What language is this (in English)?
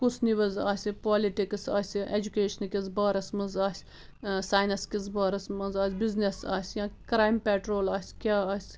Kashmiri